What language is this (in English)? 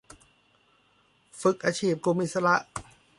Thai